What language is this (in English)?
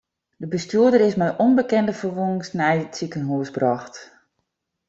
Western Frisian